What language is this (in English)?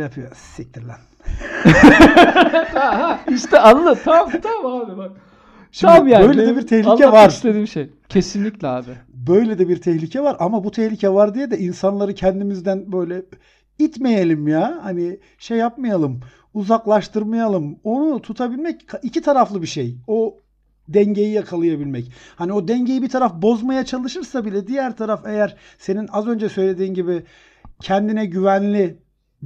Turkish